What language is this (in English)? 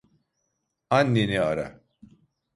Turkish